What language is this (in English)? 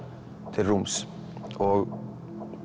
Icelandic